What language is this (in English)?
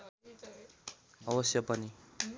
Nepali